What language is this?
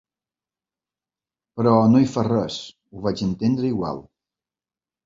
Catalan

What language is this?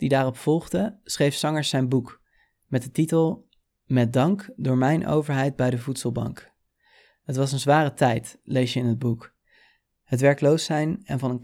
Dutch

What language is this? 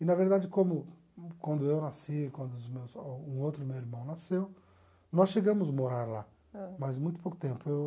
Portuguese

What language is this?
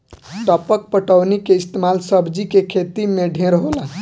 Bhojpuri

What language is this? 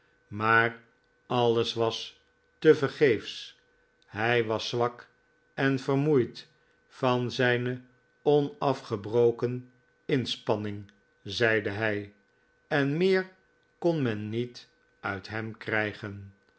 Dutch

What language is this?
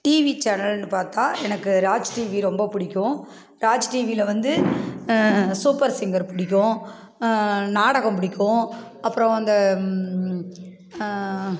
Tamil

